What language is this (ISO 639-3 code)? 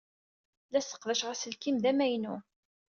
kab